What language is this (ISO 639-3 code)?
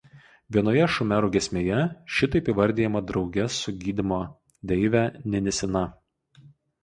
lit